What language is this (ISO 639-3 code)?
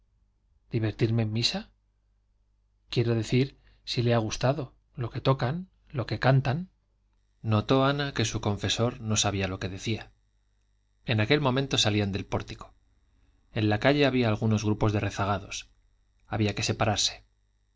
spa